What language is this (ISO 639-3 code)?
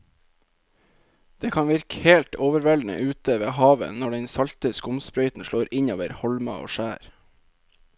nor